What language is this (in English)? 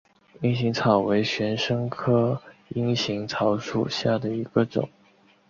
Chinese